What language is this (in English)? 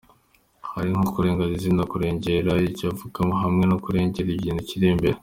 Kinyarwanda